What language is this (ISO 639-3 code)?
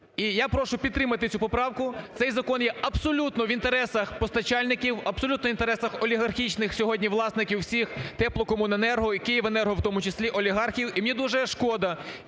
ukr